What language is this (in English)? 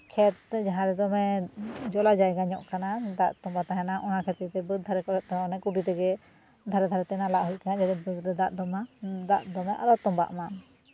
Santali